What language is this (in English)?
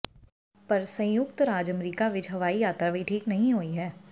Punjabi